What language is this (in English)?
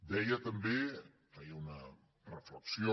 Catalan